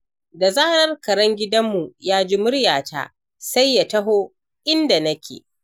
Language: Hausa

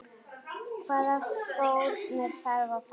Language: Icelandic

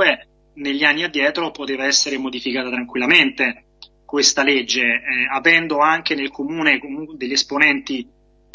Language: Italian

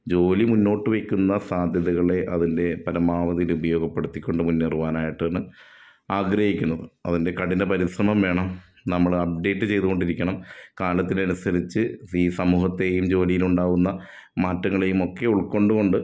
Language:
Malayalam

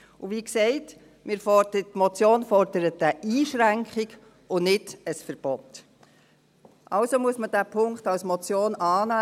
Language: Swiss German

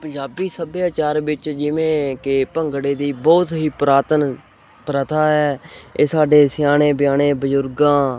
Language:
Punjabi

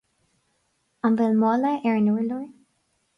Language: Irish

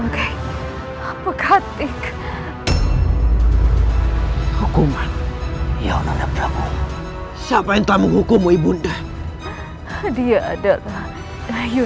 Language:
Indonesian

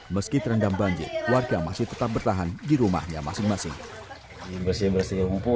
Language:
Indonesian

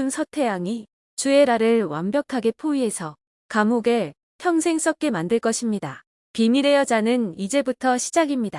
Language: Korean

